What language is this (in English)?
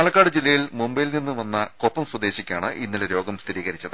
Malayalam